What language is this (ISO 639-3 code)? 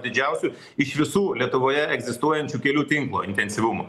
lit